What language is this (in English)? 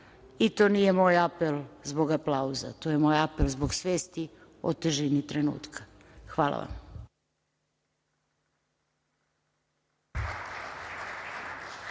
Serbian